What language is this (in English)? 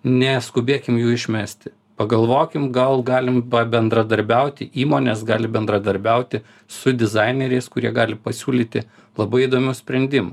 Lithuanian